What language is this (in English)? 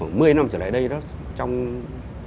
Vietnamese